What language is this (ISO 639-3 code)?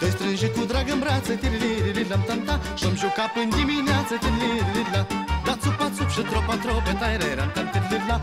ron